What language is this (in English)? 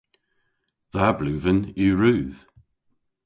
Cornish